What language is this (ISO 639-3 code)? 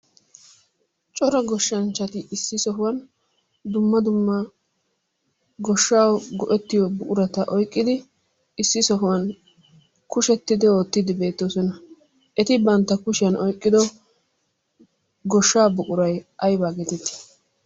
wal